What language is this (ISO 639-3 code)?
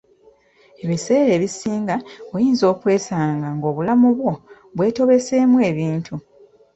lug